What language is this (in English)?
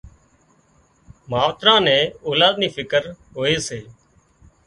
Wadiyara Koli